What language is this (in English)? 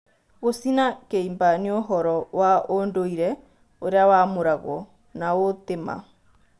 Kikuyu